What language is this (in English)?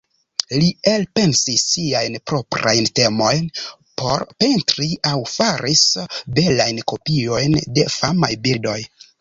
Esperanto